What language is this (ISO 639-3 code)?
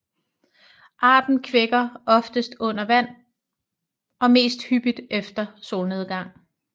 dan